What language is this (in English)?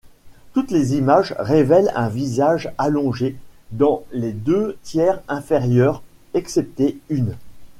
French